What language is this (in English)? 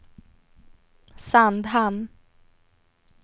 Swedish